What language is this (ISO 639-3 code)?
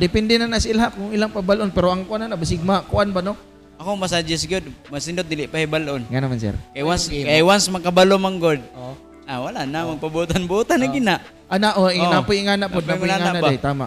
fil